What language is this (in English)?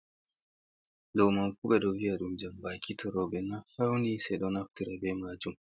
Fula